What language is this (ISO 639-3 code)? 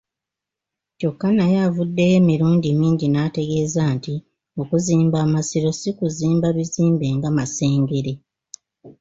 lug